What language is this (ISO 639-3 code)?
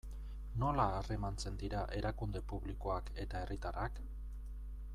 eus